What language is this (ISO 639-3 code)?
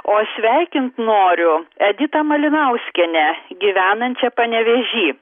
lit